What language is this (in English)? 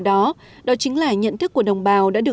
Vietnamese